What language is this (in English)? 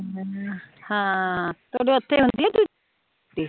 Punjabi